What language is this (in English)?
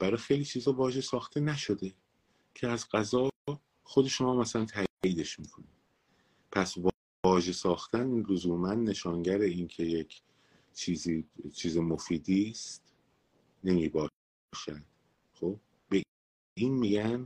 Persian